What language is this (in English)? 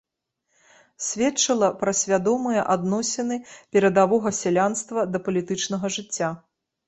Belarusian